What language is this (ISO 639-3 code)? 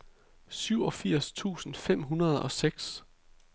dan